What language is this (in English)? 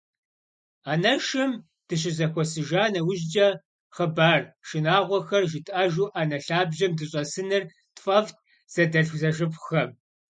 Kabardian